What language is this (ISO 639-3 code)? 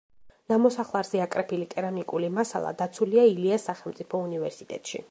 kat